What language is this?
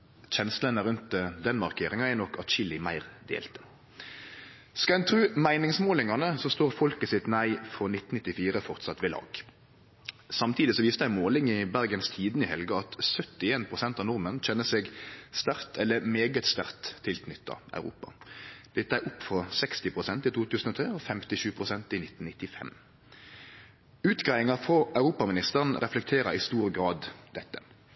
Norwegian Nynorsk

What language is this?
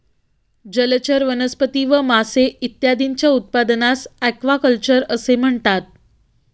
Marathi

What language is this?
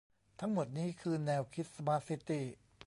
Thai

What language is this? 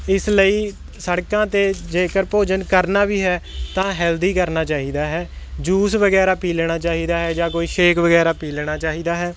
Punjabi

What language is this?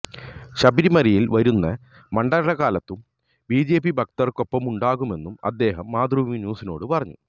Malayalam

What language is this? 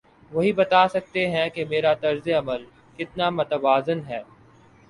Urdu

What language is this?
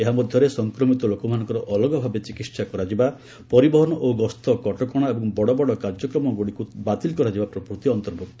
Odia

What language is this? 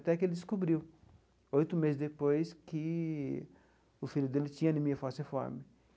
Portuguese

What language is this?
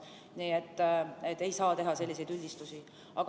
Estonian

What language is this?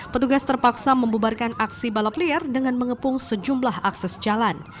Indonesian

